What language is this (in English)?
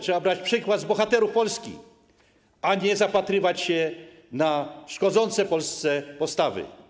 Polish